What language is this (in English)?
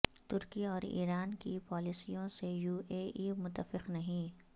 Urdu